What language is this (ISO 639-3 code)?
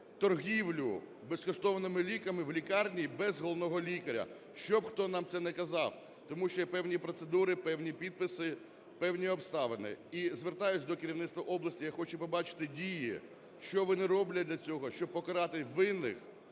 ukr